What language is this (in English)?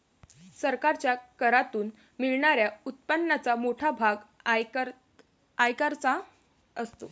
Marathi